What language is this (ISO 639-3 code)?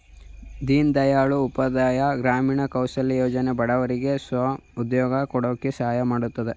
kan